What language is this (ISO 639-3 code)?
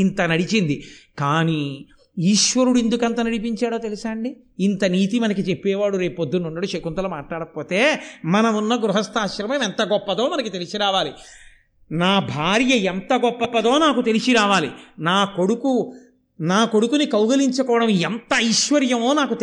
tel